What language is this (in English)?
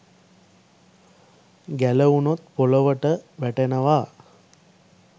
Sinhala